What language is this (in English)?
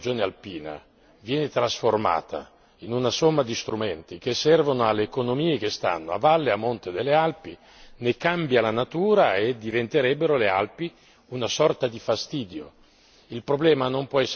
Italian